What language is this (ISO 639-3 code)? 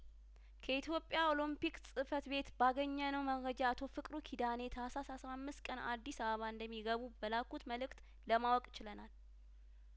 amh